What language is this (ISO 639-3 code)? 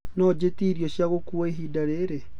kik